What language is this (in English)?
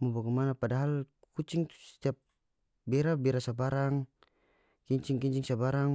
North Moluccan Malay